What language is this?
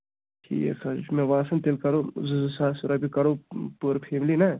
Kashmiri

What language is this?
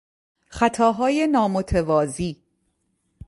Persian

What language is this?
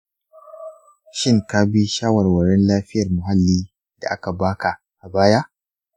Hausa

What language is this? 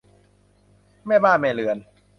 Thai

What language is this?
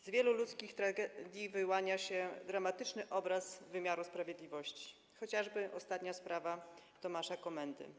Polish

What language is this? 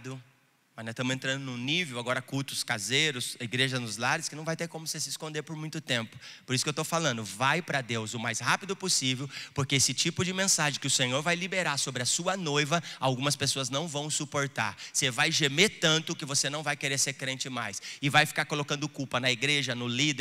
Portuguese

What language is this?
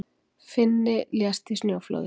Icelandic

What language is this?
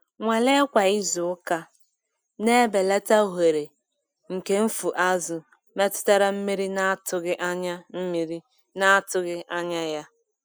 Igbo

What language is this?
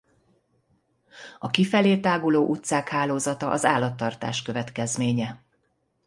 Hungarian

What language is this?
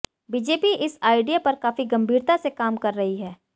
Hindi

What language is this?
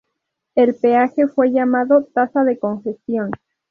Spanish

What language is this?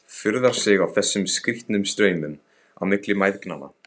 Icelandic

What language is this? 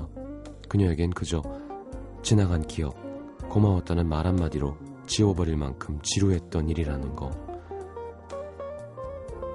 Korean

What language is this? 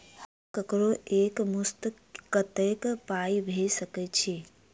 Maithili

